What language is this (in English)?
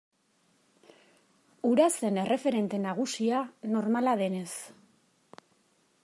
Basque